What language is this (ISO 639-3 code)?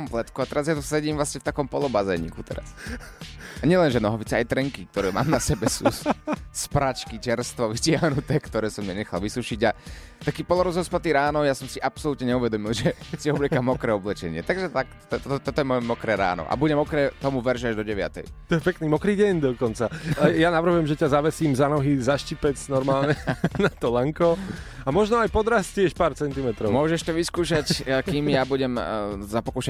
slk